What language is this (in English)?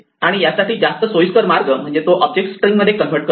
Marathi